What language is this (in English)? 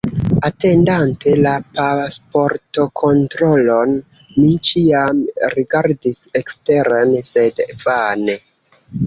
Esperanto